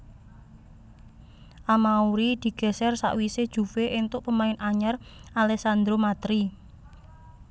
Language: Javanese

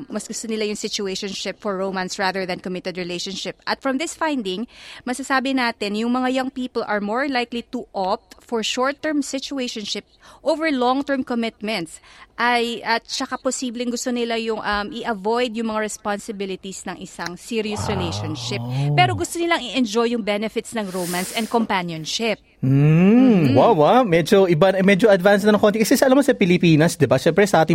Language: Filipino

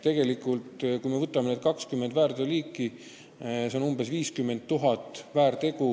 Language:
Estonian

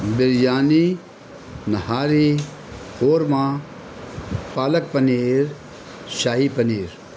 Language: Urdu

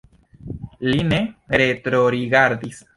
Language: Esperanto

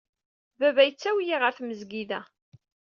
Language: Kabyle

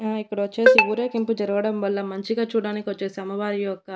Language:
Telugu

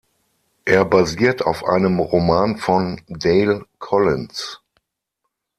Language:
German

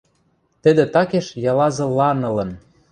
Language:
Western Mari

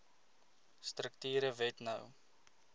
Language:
Afrikaans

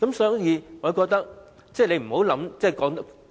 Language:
Cantonese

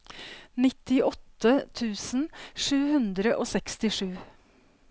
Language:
Norwegian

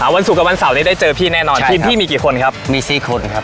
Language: Thai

